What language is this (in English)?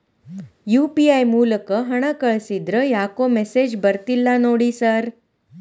Kannada